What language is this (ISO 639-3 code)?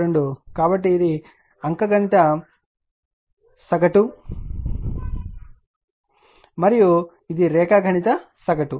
tel